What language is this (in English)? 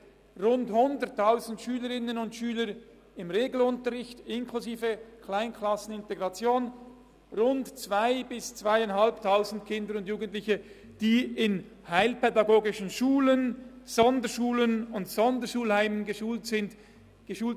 Swiss German